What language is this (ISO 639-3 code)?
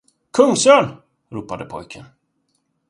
swe